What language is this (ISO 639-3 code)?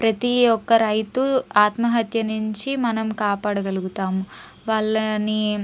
tel